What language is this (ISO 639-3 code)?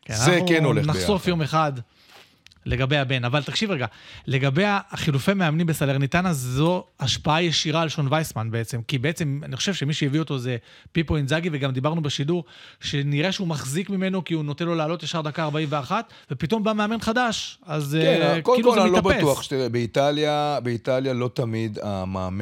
heb